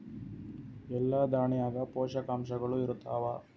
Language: Kannada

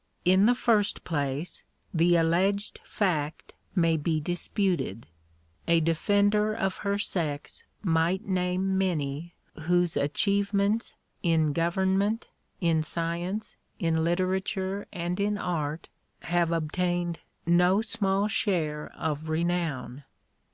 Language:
English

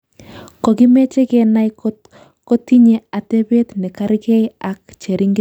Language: Kalenjin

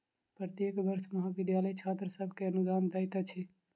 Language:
Maithili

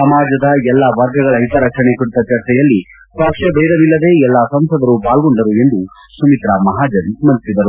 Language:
Kannada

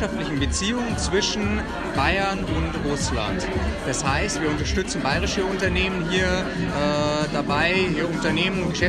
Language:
German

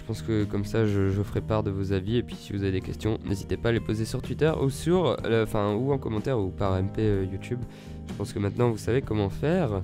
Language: French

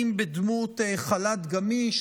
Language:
Hebrew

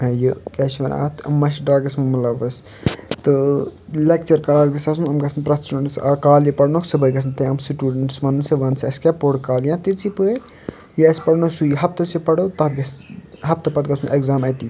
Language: Kashmiri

